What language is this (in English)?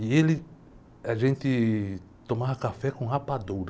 Portuguese